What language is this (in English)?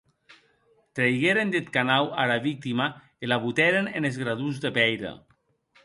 Occitan